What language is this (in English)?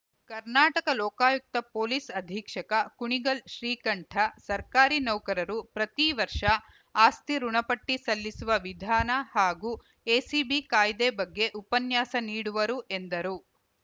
Kannada